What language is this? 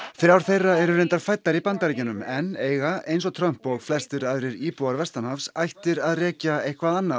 Icelandic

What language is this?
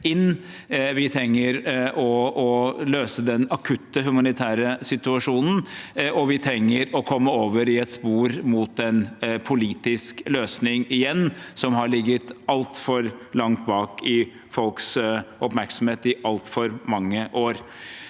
Norwegian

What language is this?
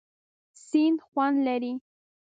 Pashto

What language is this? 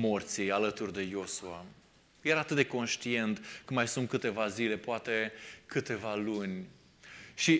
Romanian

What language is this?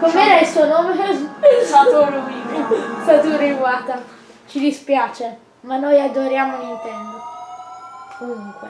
Italian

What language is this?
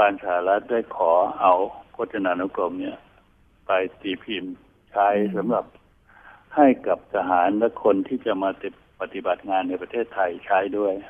Thai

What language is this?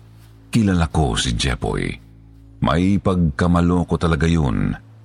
Filipino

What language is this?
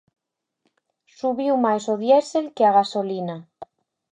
Galician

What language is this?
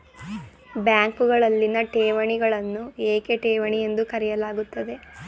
Kannada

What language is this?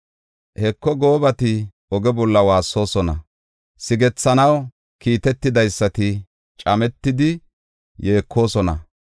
Gofa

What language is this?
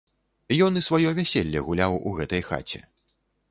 Belarusian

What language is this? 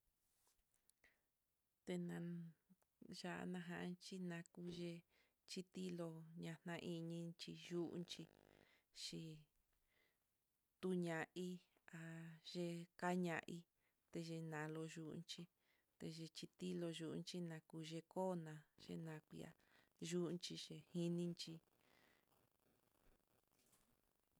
Mitlatongo Mixtec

